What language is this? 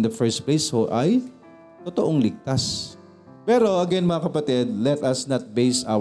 Filipino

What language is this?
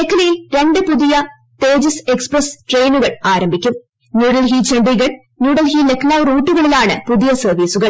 Malayalam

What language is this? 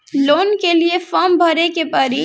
Bhojpuri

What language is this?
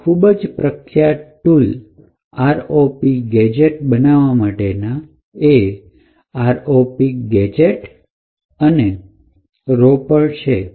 Gujarati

